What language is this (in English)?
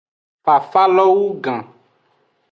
Aja (Benin)